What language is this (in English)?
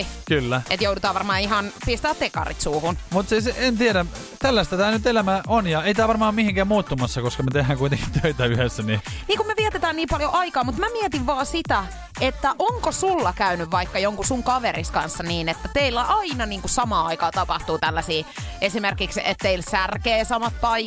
Finnish